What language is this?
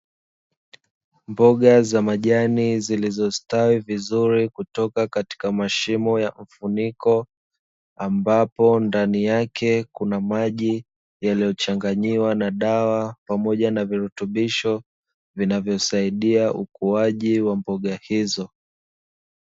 Swahili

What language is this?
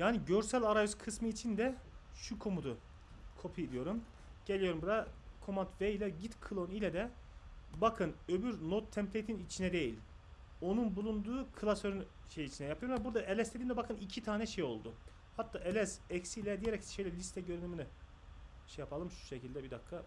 Turkish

